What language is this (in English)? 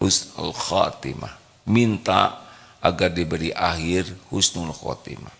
Indonesian